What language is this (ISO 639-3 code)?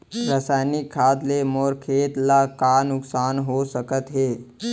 hne